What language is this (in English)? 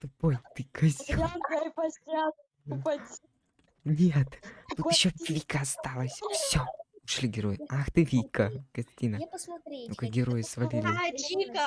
Russian